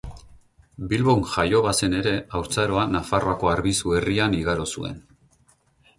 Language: Basque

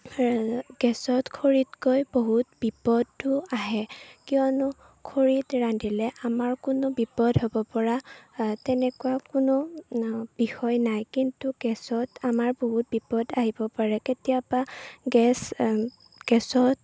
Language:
Assamese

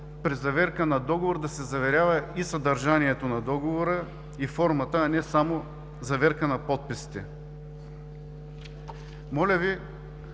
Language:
Bulgarian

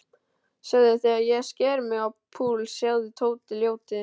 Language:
Icelandic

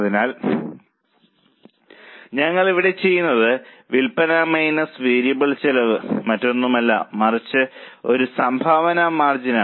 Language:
Malayalam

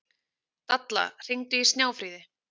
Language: Icelandic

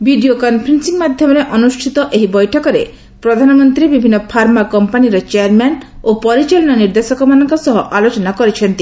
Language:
Odia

